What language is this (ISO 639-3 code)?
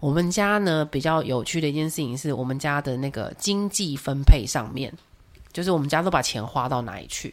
zho